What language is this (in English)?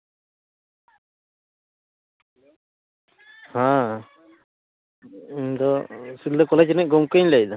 Santali